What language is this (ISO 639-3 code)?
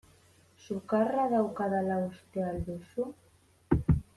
eus